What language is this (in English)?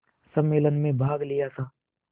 Hindi